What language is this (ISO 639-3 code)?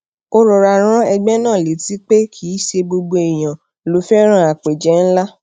yor